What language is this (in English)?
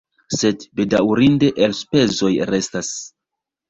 Esperanto